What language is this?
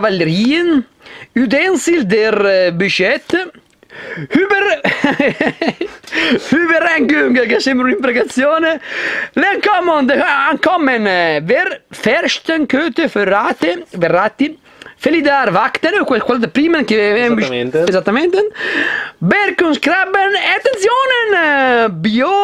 Italian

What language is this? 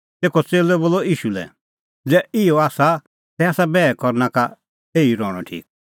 Kullu Pahari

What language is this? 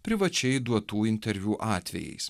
Lithuanian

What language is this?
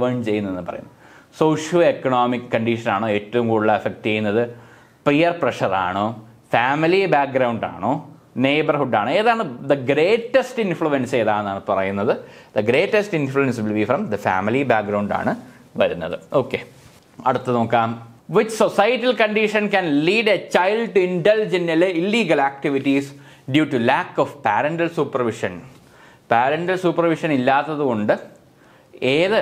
Malayalam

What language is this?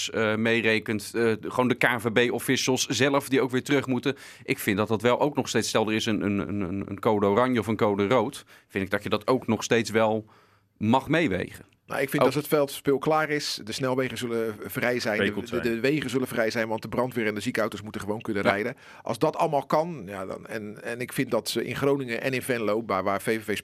Dutch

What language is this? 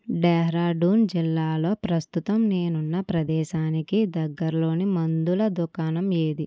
Telugu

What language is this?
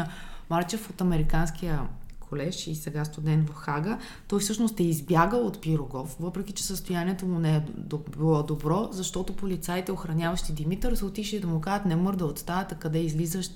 Bulgarian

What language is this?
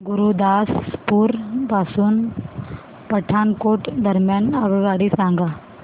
Marathi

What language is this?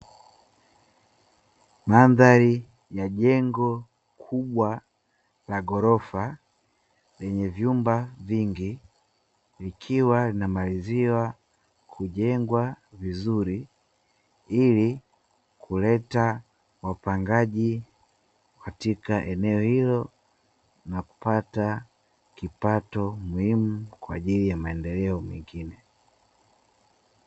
Swahili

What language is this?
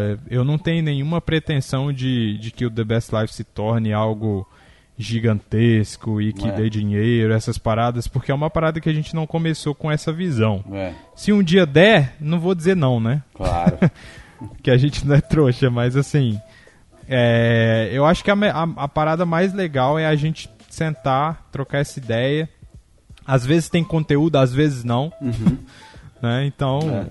Portuguese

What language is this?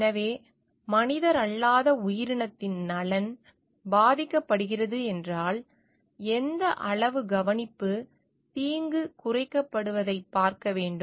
Tamil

